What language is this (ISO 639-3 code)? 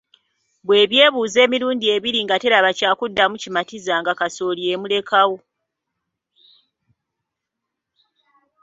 lug